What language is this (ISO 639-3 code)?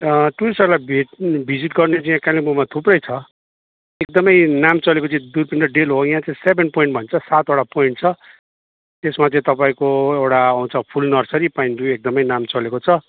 nep